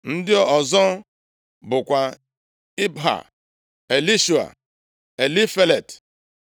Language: Igbo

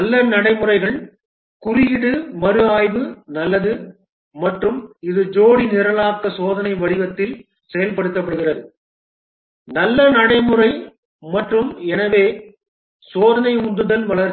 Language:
Tamil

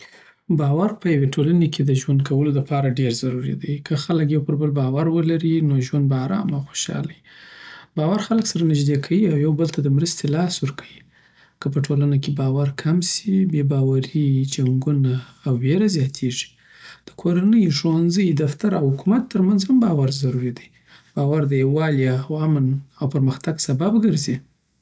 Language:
Southern Pashto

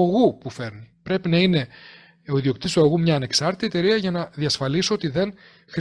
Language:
Greek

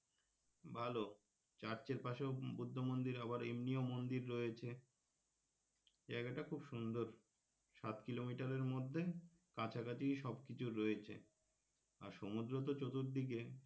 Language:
Bangla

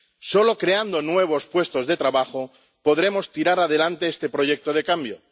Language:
Spanish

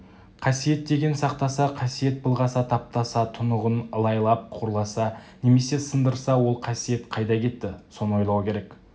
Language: Kazakh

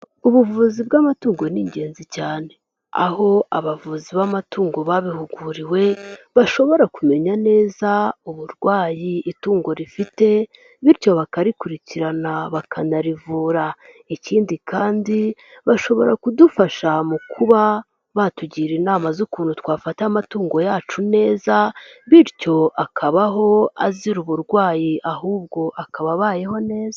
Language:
Kinyarwanda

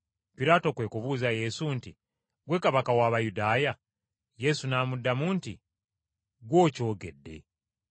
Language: Ganda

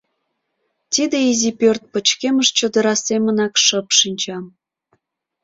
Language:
Mari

